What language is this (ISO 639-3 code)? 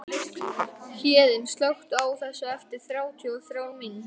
isl